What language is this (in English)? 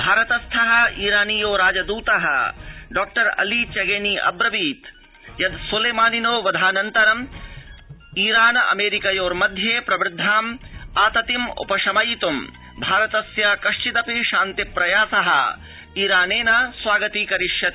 Sanskrit